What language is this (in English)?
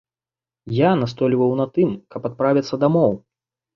Belarusian